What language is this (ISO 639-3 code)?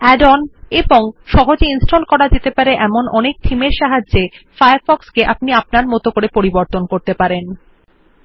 ben